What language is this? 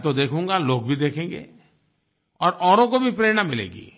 Hindi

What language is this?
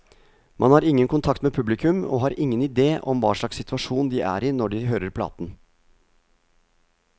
Norwegian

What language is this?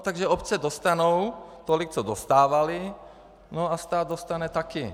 Czech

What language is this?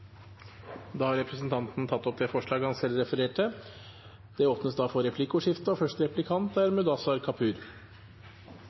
Norwegian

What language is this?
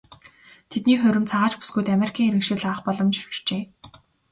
Mongolian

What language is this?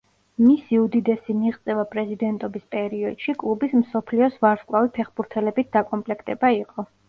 Georgian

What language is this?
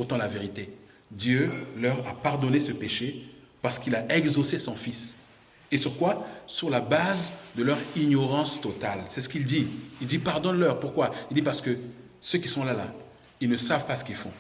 French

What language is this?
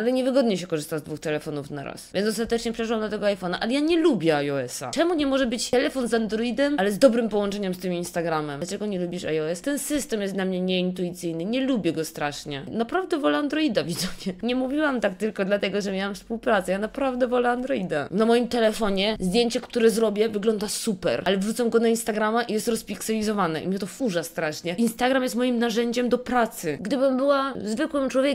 Polish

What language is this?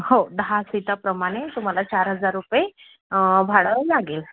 Marathi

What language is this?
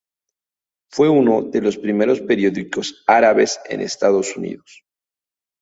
Spanish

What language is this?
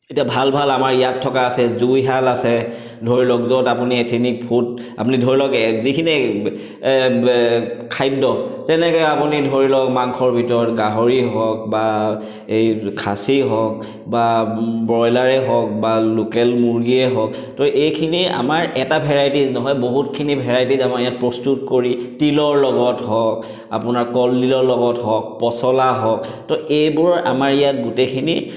Assamese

